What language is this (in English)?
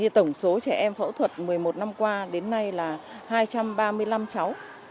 Vietnamese